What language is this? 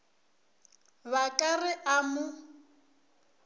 Northern Sotho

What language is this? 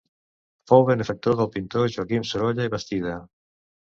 Catalan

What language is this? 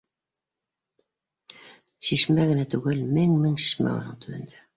Bashkir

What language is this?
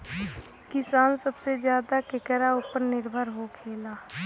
Bhojpuri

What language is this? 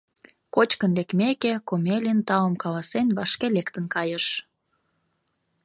Mari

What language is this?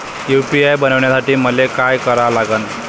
Marathi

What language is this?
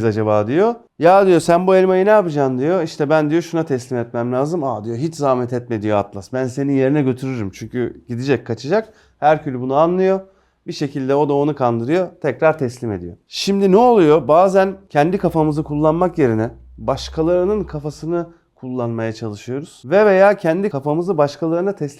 Turkish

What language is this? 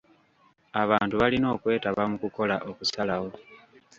Ganda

